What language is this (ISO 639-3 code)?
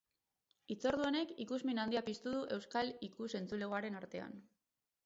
eus